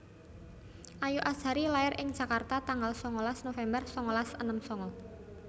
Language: Javanese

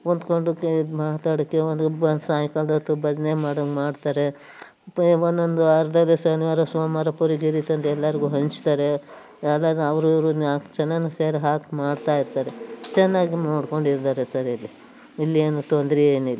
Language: Kannada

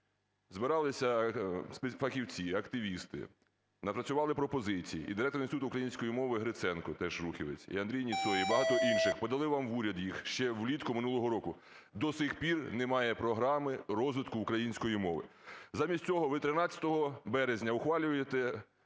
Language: Ukrainian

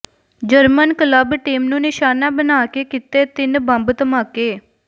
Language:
Punjabi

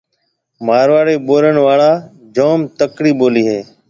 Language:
Marwari (Pakistan)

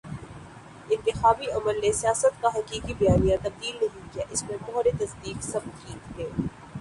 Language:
Urdu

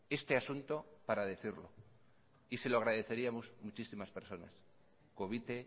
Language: Spanish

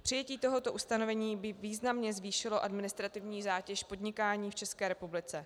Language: Czech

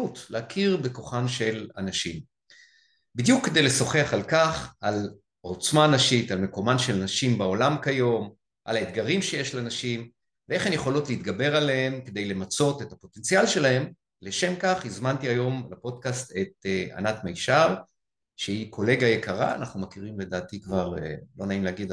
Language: Hebrew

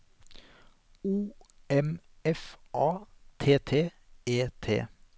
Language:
Norwegian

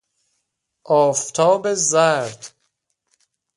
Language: Persian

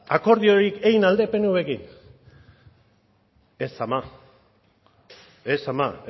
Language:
Basque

